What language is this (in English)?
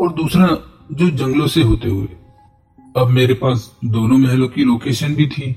Hindi